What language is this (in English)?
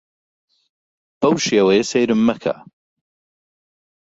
Central Kurdish